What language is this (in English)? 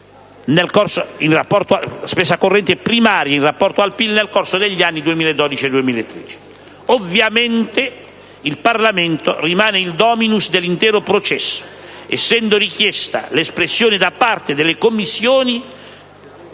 Italian